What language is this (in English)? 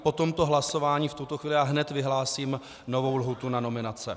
Czech